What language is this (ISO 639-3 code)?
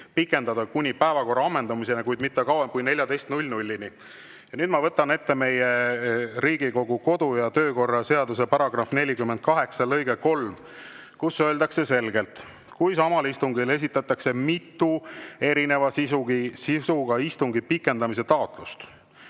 est